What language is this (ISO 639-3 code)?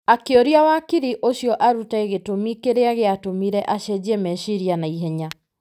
kik